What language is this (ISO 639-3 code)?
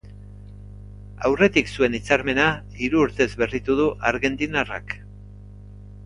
eus